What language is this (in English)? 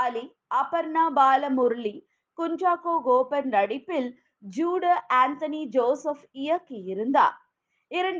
Tamil